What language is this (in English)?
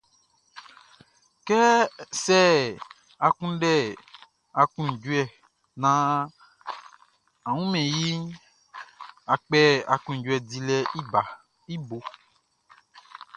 Baoulé